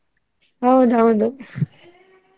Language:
Kannada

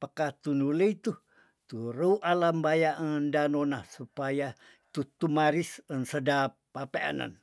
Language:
Tondano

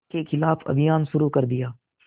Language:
Hindi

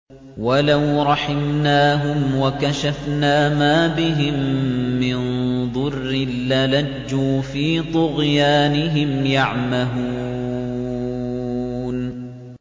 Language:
Arabic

